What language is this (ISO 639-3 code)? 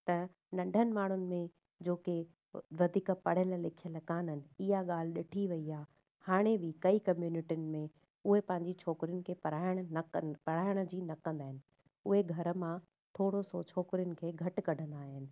snd